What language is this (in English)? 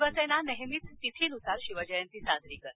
Marathi